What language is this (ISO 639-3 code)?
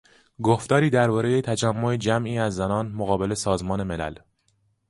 fas